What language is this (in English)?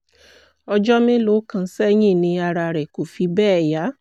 Yoruba